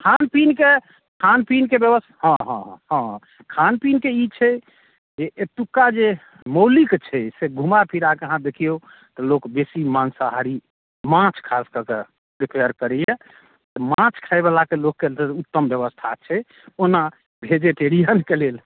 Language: Maithili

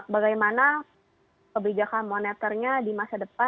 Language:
Indonesian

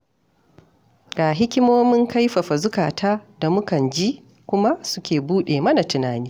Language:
Hausa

